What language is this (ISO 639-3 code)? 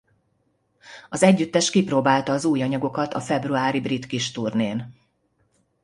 hun